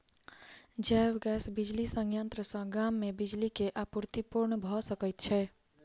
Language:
Maithili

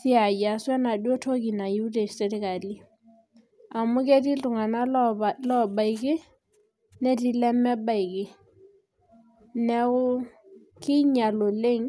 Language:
Masai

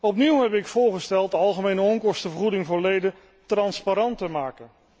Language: Dutch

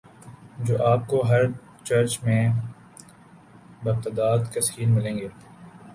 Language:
Urdu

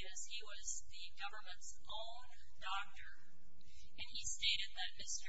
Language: English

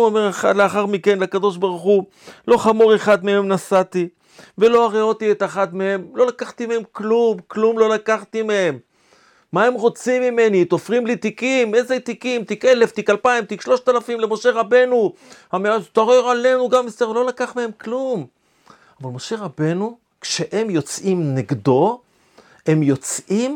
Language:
Hebrew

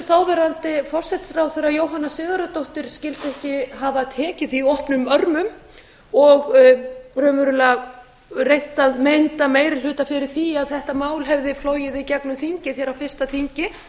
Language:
Icelandic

